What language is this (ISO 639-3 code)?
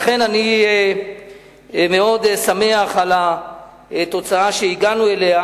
heb